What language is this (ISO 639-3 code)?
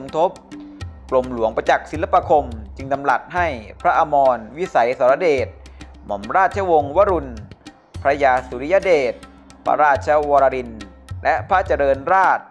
tha